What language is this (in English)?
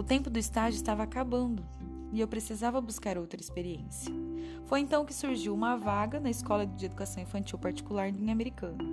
Portuguese